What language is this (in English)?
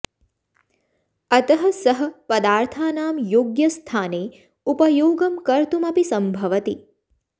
Sanskrit